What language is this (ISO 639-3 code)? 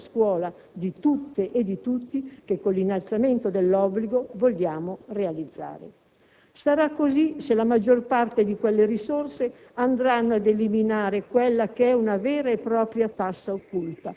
ita